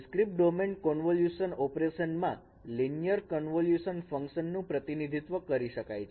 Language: Gujarati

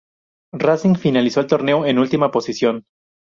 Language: Spanish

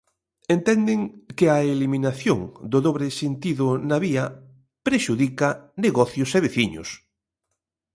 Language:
Galician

